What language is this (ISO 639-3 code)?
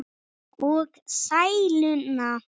isl